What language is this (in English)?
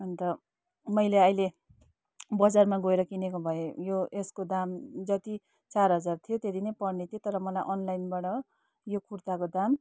Nepali